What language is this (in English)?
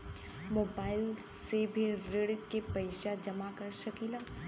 Bhojpuri